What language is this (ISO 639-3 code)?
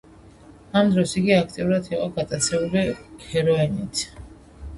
kat